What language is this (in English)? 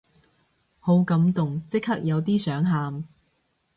Cantonese